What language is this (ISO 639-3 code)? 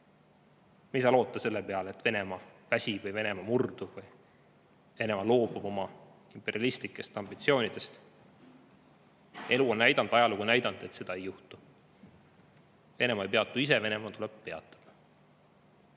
est